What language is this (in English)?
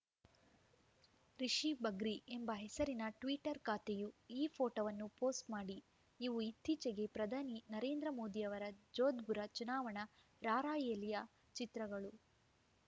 Kannada